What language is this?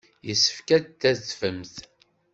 Kabyle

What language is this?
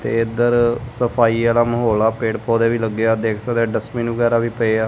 Punjabi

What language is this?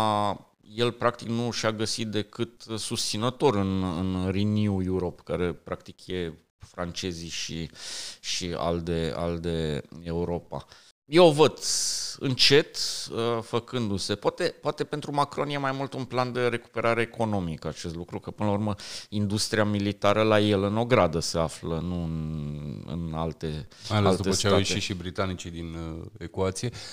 Romanian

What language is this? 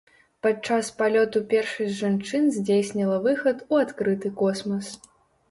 Belarusian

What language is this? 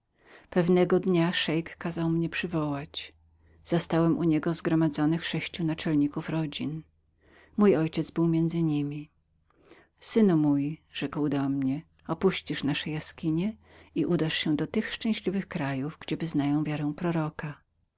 Polish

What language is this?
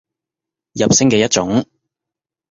Cantonese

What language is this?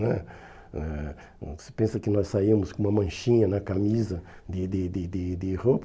Portuguese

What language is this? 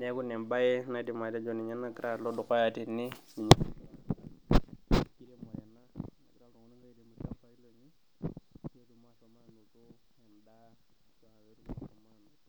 Masai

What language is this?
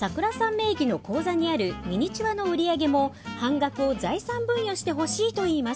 Japanese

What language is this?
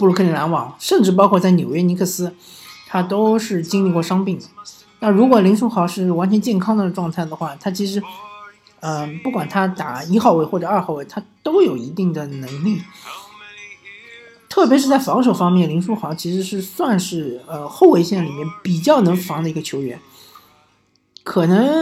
Chinese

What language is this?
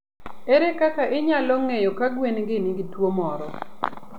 Luo (Kenya and Tanzania)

